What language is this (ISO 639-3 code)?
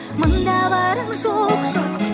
kaz